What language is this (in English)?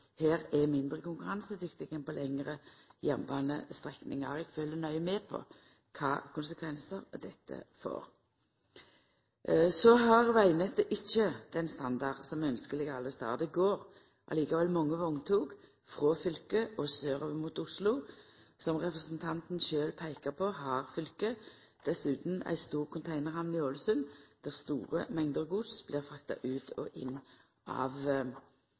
Norwegian Nynorsk